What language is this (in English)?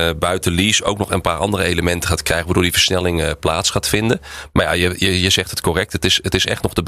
Dutch